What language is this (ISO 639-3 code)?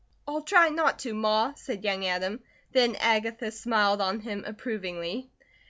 eng